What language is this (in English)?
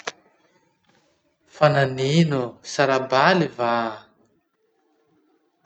Masikoro Malagasy